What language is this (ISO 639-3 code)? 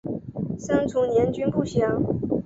zho